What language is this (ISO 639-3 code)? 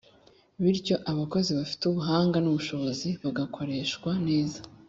kin